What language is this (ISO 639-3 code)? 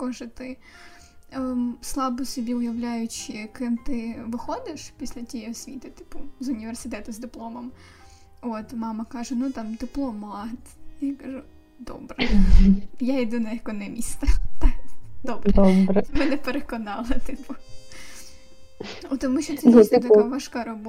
ukr